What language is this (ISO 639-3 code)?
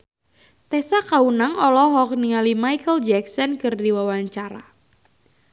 sun